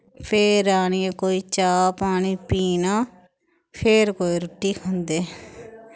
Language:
Dogri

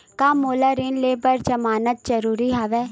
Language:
Chhattisgarhi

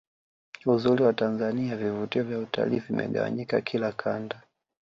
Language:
Swahili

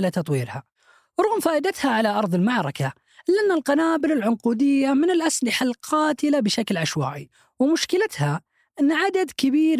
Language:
Arabic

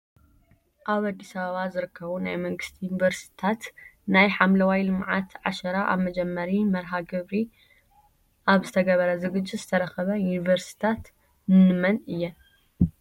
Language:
Tigrinya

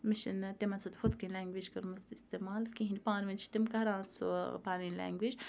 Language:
Kashmiri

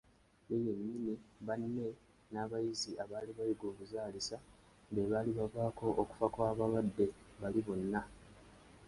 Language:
Ganda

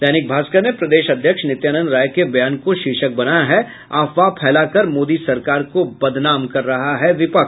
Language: Hindi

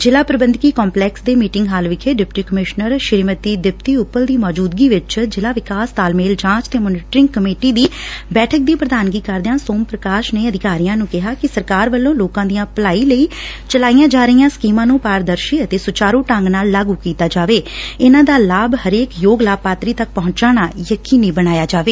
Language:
Punjabi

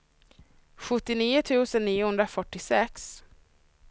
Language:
Swedish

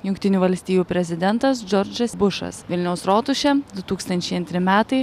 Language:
Lithuanian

